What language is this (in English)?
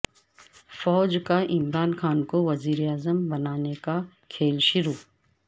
Urdu